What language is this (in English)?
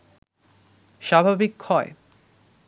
Bangla